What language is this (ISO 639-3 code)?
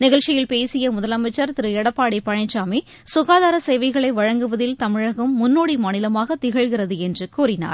tam